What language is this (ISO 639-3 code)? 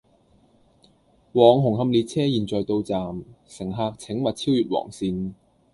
yue